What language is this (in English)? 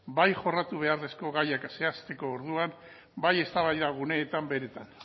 Basque